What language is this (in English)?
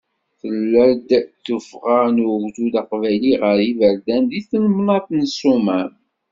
Kabyle